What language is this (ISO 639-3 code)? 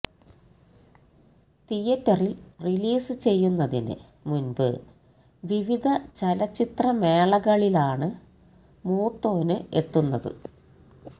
mal